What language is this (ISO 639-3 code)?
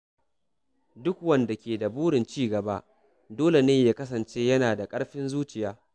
hau